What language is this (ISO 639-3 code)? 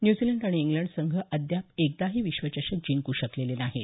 mar